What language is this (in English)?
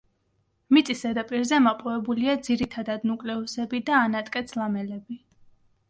Georgian